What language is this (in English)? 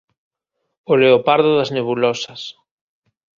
Galician